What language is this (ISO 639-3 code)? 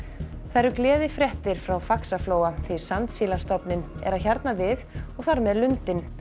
isl